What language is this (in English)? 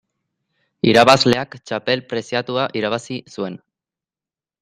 Basque